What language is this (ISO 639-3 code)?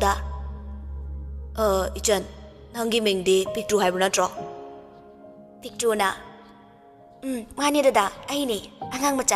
ind